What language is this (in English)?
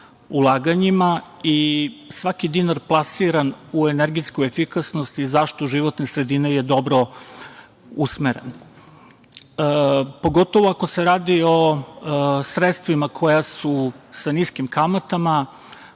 Serbian